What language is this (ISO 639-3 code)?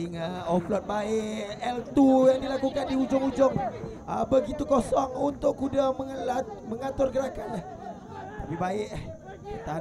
msa